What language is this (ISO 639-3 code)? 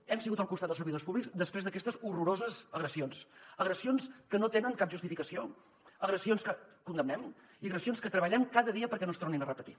cat